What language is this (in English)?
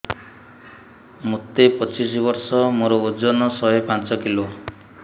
Odia